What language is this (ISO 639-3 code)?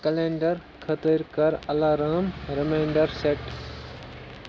kas